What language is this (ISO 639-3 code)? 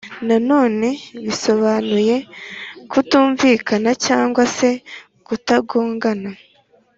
kin